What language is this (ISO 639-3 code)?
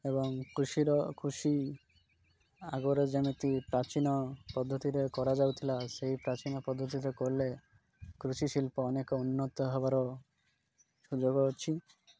ori